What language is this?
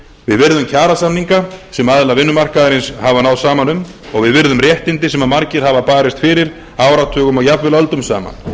Icelandic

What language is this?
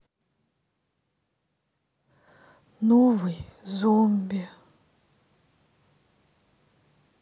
Russian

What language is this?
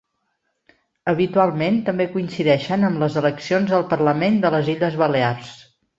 Catalan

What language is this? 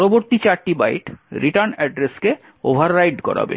Bangla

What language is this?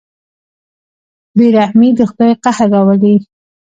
Pashto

